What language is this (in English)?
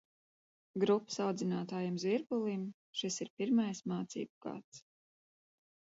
Latvian